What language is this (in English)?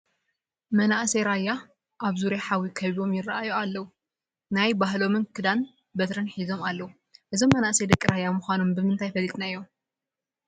Tigrinya